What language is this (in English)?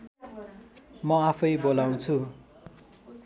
Nepali